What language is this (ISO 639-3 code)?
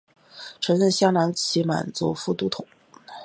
zho